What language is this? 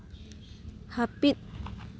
Santali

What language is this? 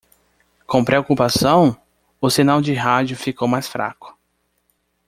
Portuguese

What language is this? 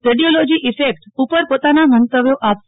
Gujarati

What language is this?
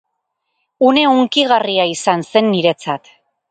Basque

